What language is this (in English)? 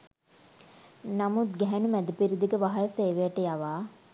Sinhala